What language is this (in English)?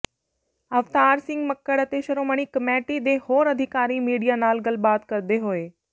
Punjabi